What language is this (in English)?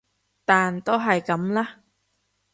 Cantonese